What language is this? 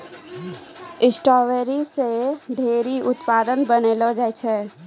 Maithili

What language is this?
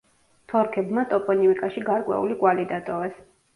Georgian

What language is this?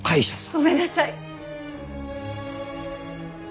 Japanese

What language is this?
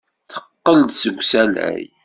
Kabyle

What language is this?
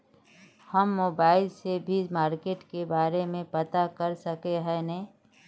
Magahi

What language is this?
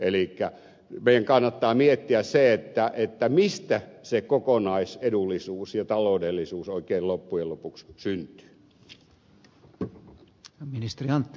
Finnish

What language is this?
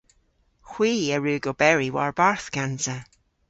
Cornish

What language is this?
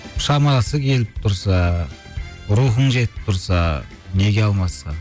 Kazakh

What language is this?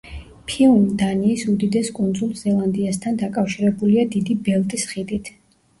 Georgian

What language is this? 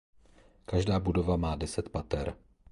Czech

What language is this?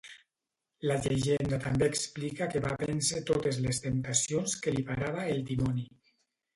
Catalan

